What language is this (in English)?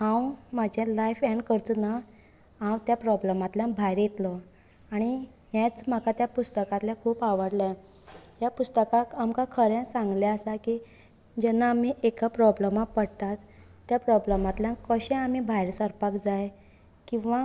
Konkani